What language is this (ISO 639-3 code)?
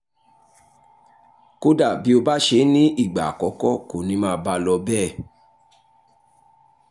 yor